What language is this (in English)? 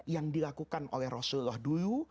Indonesian